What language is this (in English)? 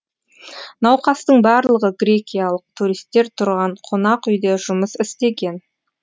Kazakh